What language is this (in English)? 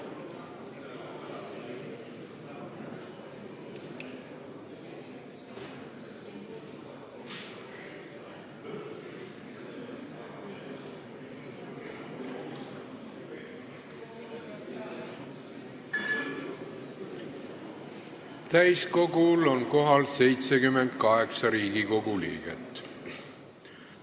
Estonian